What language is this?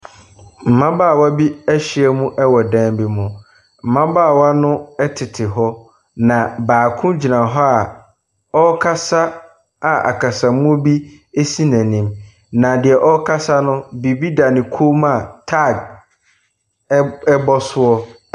Akan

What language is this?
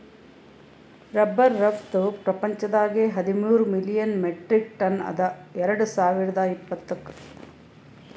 Kannada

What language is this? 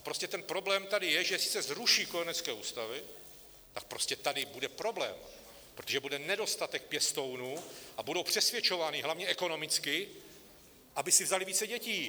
Czech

